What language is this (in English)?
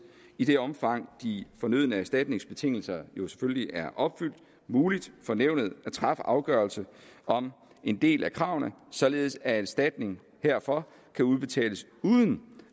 Danish